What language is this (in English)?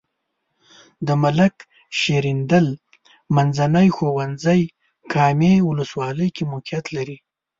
Pashto